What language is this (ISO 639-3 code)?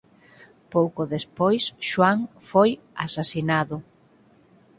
glg